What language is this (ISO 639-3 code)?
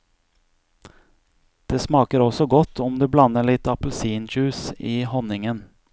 nor